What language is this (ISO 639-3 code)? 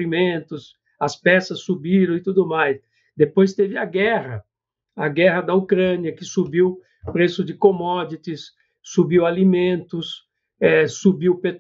por